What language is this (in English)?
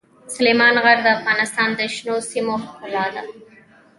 Pashto